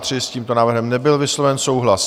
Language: Czech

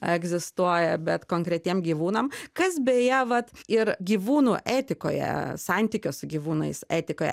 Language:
Lithuanian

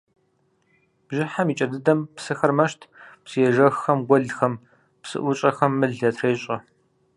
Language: Kabardian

